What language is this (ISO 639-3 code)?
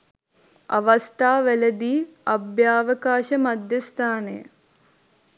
sin